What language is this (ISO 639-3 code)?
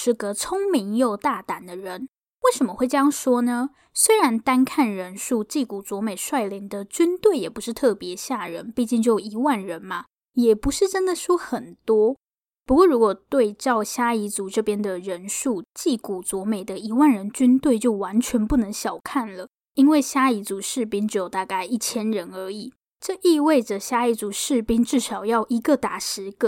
zho